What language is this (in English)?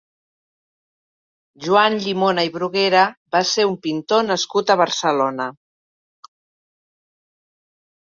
Catalan